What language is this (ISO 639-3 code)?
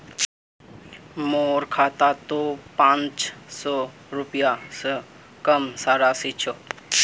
mag